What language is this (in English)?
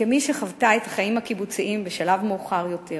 Hebrew